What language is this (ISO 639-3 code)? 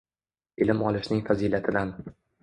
uzb